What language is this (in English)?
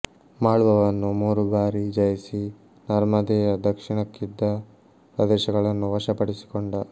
Kannada